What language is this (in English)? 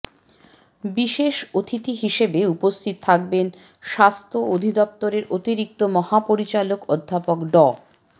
Bangla